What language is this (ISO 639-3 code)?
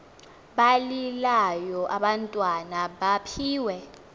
xho